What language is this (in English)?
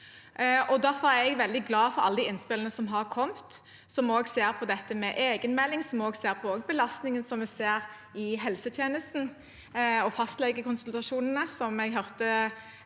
Norwegian